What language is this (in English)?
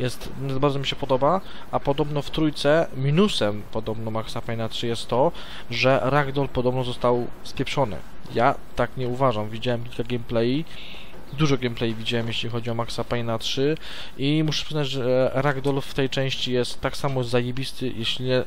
Polish